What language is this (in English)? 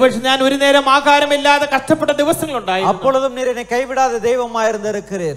Arabic